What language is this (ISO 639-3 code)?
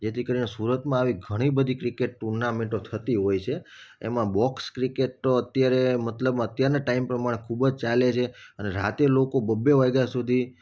guj